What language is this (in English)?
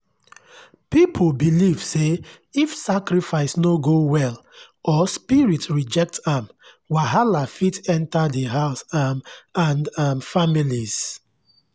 Nigerian Pidgin